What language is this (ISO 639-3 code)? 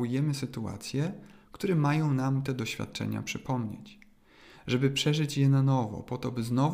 pol